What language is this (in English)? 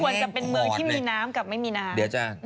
Thai